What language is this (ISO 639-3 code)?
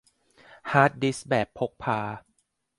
tha